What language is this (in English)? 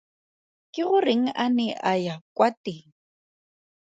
Tswana